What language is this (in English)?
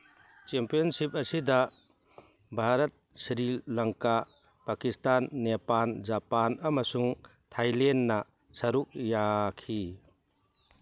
Manipuri